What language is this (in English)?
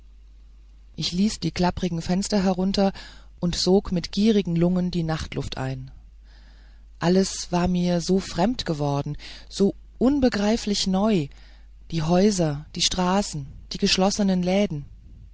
German